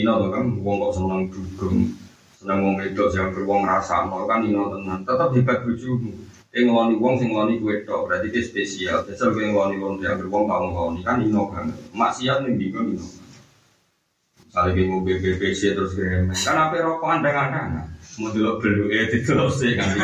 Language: Indonesian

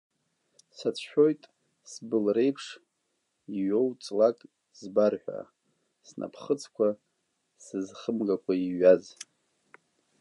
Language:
Abkhazian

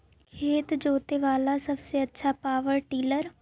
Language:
Magahi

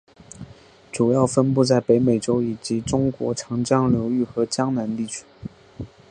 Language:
Chinese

